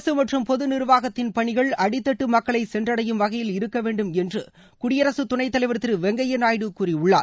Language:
Tamil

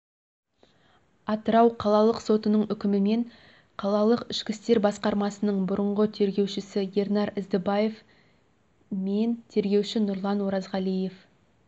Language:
Kazakh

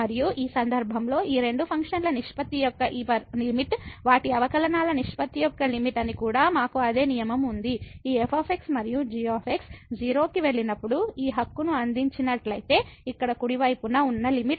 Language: Telugu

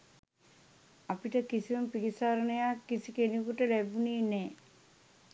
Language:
Sinhala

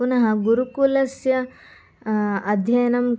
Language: Sanskrit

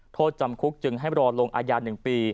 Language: Thai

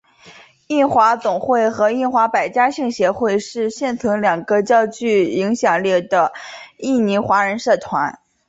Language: Chinese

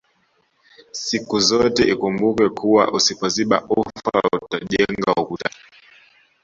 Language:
Swahili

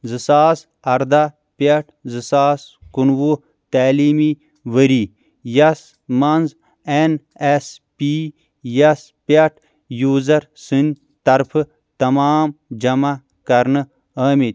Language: Kashmiri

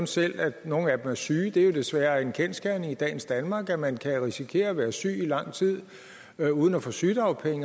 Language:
Danish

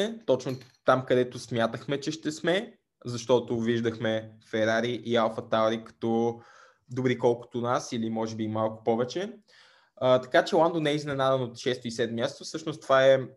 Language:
Bulgarian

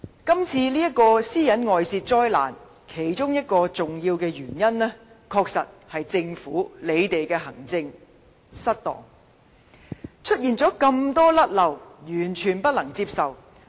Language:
Cantonese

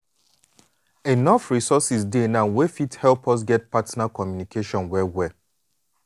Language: Nigerian Pidgin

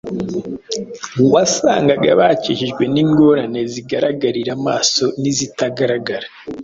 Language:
Kinyarwanda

